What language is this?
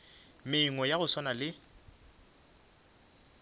Northern Sotho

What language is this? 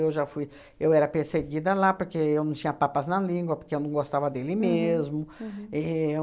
Portuguese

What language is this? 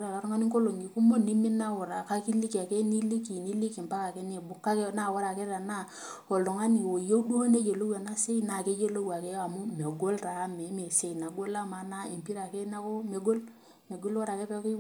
Masai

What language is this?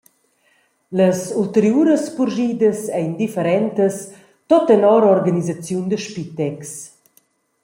Romansh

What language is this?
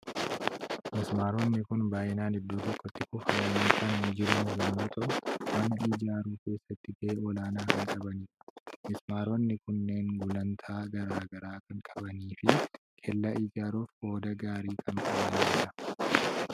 Oromo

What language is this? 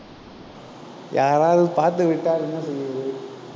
Tamil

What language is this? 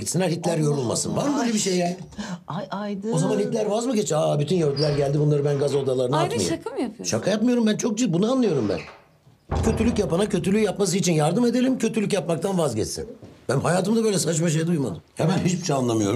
Turkish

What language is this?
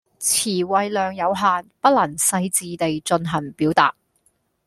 Cantonese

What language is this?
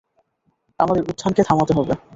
Bangla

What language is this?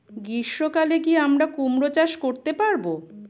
Bangla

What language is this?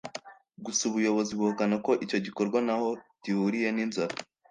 Kinyarwanda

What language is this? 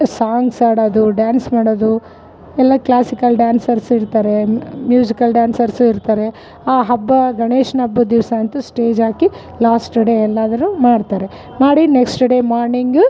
Kannada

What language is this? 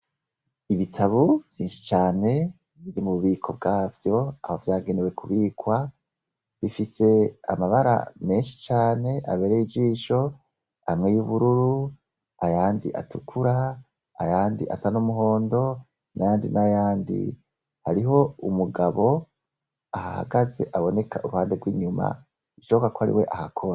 Rundi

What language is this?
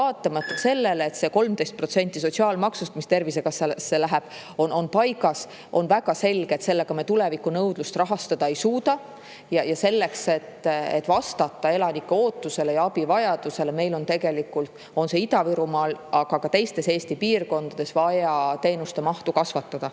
Estonian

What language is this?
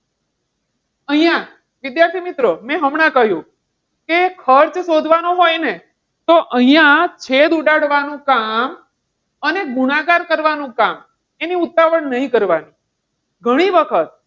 Gujarati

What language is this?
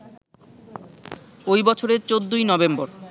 Bangla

